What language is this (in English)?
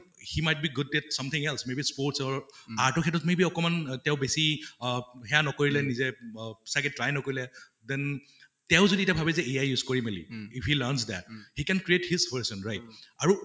Assamese